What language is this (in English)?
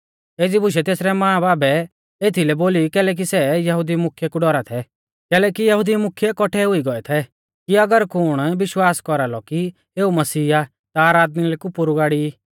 Mahasu Pahari